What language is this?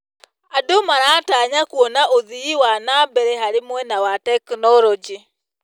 Kikuyu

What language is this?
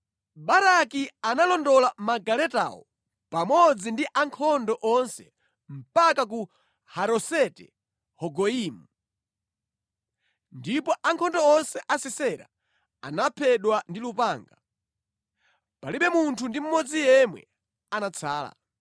Nyanja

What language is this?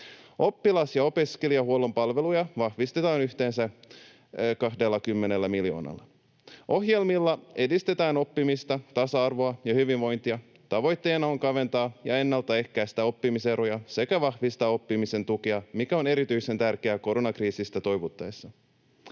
Finnish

